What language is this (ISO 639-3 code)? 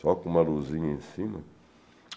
por